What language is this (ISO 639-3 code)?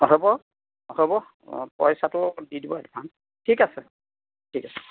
asm